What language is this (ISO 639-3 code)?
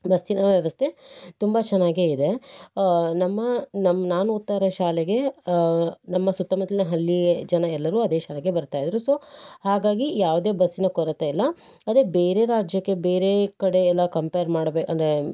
kan